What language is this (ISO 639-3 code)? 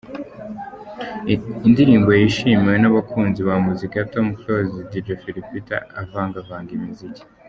kin